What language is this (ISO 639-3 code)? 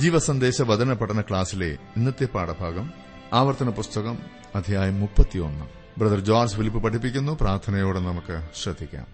mal